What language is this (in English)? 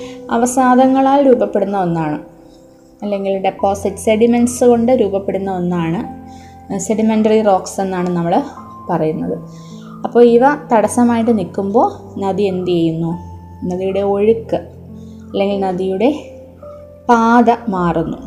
Malayalam